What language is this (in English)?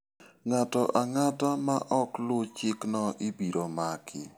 Luo (Kenya and Tanzania)